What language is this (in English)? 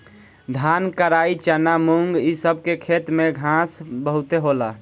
Bhojpuri